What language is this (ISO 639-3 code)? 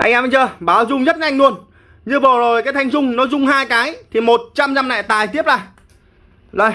vie